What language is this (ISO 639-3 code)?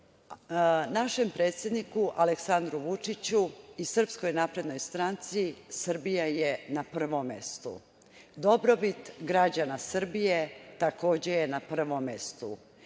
srp